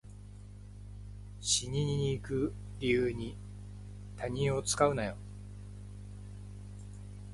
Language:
Japanese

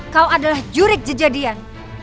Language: Indonesian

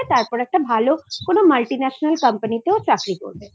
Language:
Bangla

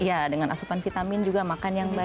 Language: Indonesian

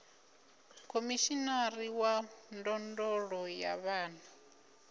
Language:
Venda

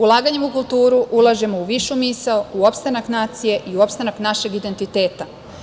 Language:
Serbian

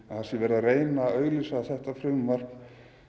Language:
Icelandic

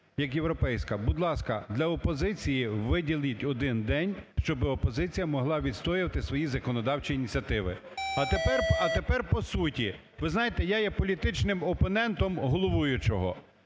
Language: Ukrainian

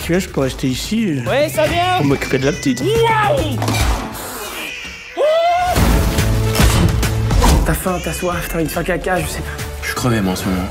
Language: French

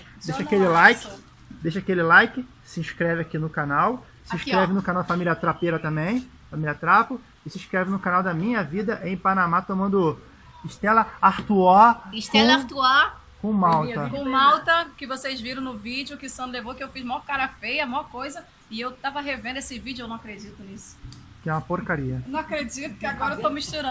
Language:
Portuguese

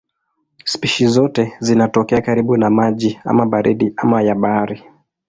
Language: Swahili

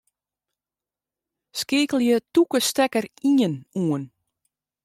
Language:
Western Frisian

